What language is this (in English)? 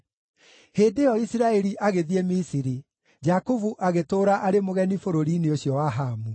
Kikuyu